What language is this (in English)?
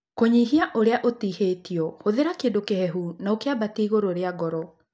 Kikuyu